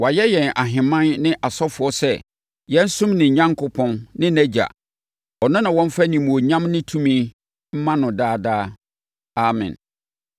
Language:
Akan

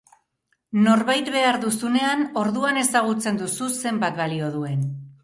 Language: Basque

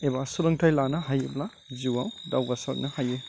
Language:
Bodo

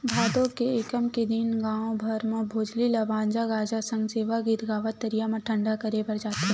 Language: Chhattisgarhi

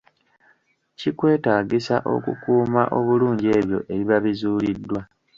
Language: Ganda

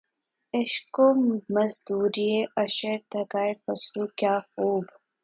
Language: Urdu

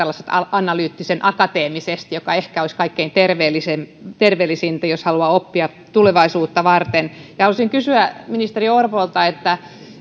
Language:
Finnish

